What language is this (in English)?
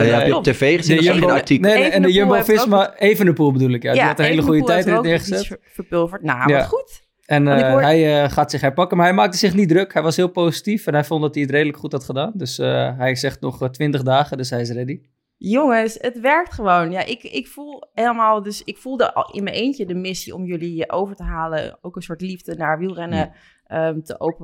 Dutch